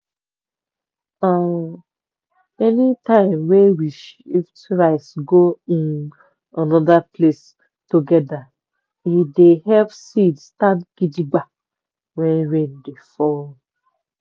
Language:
Nigerian Pidgin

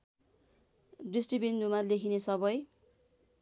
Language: Nepali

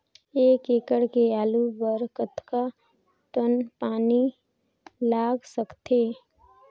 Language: Chhattisgarhi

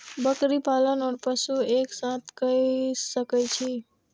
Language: Maithili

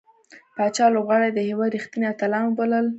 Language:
Pashto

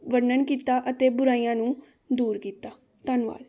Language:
Punjabi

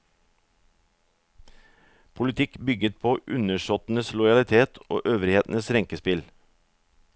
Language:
Norwegian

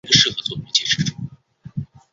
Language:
Chinese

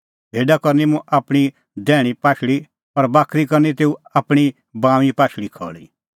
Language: Kullu Pahari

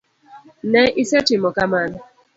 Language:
Luo (Kenya and Tanzania)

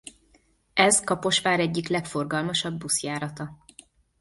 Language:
Hungarian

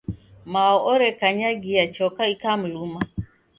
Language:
Taita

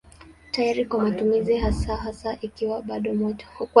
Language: Swahili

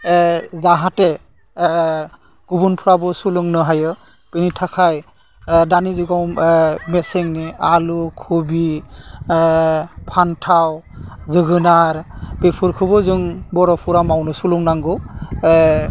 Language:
Bodo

